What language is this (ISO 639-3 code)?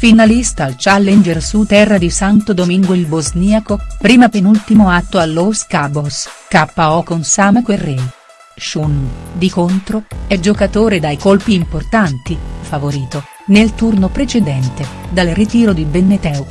ita